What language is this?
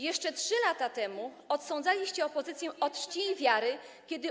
Polish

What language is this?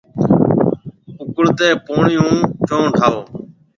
Marwari (Pakistan)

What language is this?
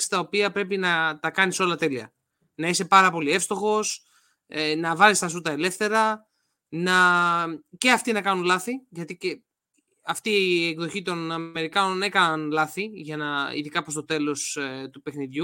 Greek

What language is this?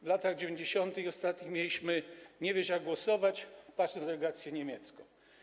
Polish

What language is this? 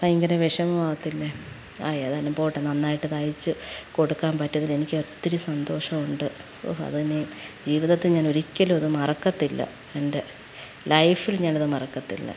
Malayalam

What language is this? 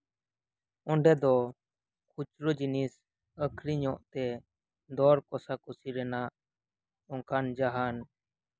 Santali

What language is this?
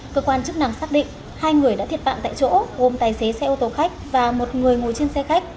Vietnamese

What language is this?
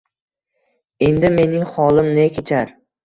Uzbek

